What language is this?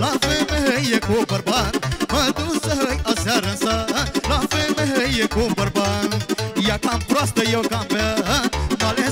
Russian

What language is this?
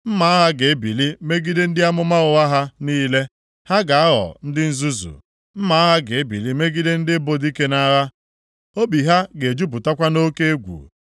Igbo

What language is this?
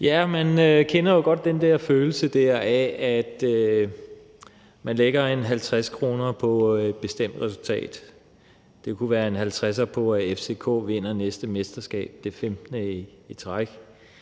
Danish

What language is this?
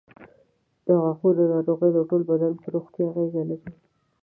Pashto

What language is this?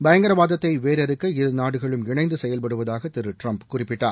Tamil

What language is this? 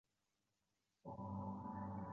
Chinese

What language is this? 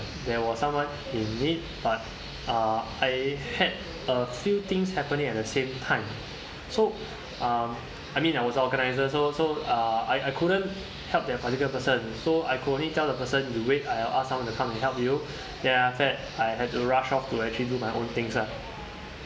English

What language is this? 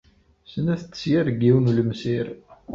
Kabyle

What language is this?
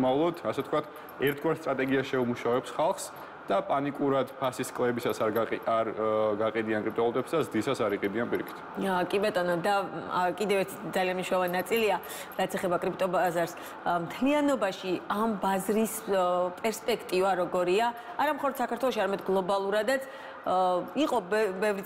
Romanian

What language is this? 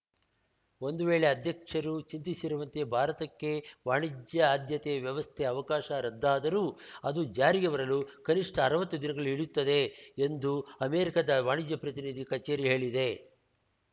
Kannada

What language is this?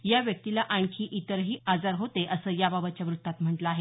Marathi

